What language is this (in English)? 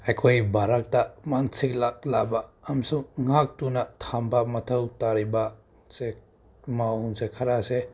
Manipuri